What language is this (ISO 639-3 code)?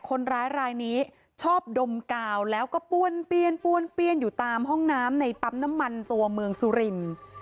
tha